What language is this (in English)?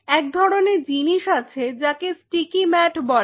Bangla